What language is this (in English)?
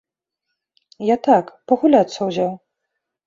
Belarusian